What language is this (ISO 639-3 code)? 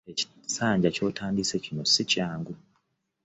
lug